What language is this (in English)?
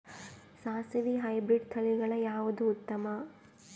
Kannada